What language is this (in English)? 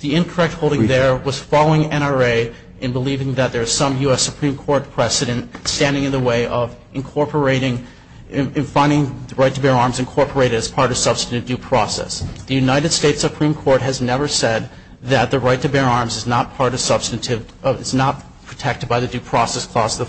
English